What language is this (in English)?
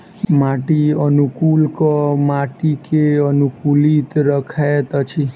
Maithili